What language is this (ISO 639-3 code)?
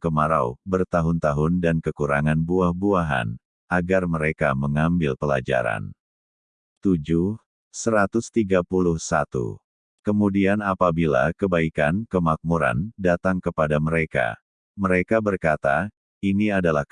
ind